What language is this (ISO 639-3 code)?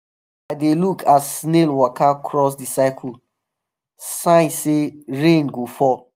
pcm